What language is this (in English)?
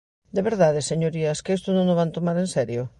Galician